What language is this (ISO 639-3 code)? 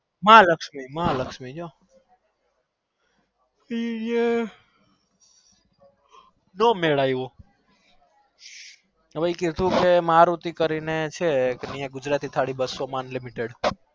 guj